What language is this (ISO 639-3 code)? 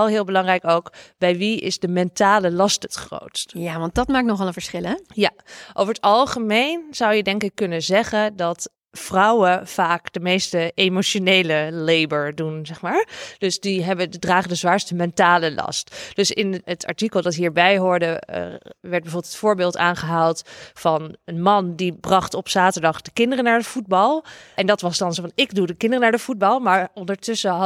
nld